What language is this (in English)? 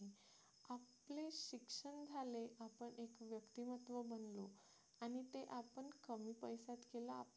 Marathi